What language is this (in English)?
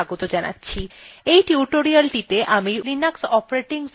Bangla